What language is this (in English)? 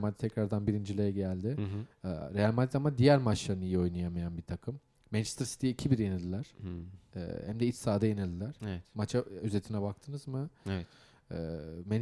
Turkish